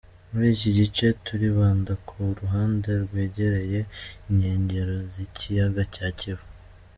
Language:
Kinyarwanda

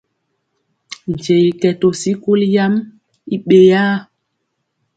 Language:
Mpiemo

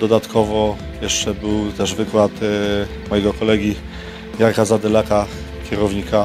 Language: Polish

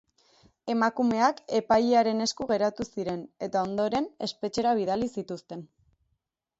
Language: Basque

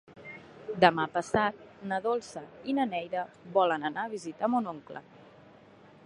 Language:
Catalan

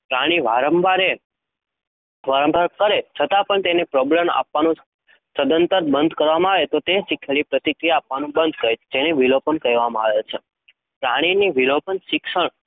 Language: Gujarati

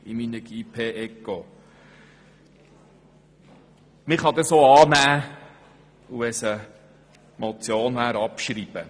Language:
Swiss German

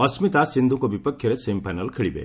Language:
Odia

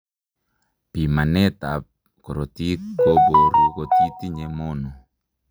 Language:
Kalenjin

